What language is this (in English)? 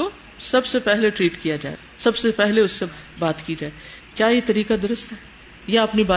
Urdu